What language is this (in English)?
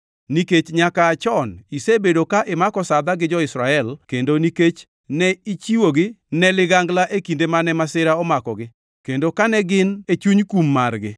Luo (Kenya and Tanzania)